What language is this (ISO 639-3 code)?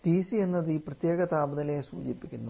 mal